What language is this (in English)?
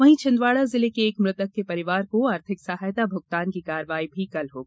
Hindi